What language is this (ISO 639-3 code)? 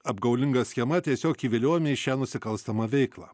lit